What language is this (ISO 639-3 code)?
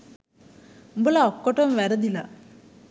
sin